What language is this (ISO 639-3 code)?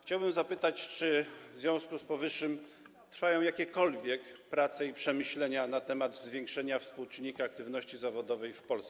pol